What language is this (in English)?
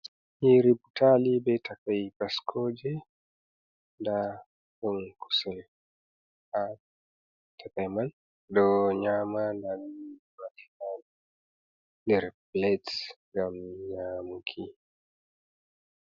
Fula